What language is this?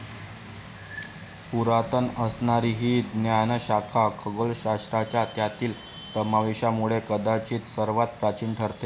Marathi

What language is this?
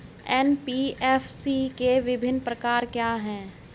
Hindi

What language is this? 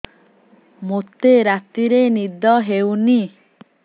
Odia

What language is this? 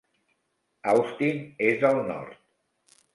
Catalan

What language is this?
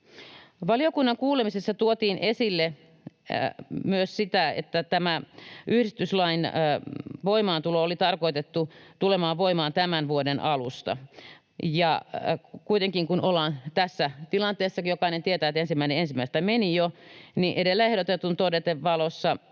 Finnish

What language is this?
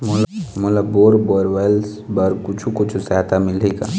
Chhattisgarhi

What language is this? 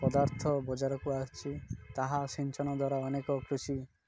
Odia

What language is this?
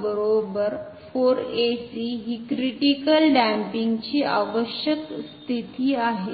Marathi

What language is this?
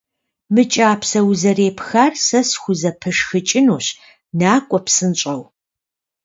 Kabardian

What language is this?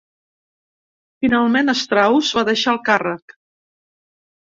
Catalan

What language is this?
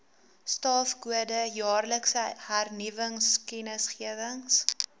Afrikaans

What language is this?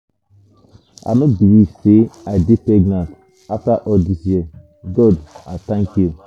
Nigerian Pidgin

